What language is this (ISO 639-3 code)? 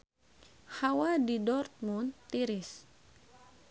sun